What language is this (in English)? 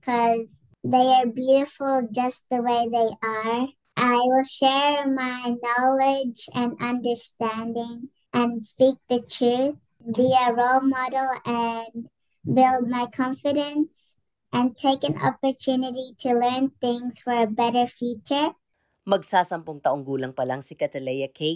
Filipino